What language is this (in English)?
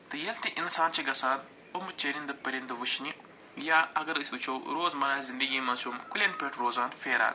Kashmiri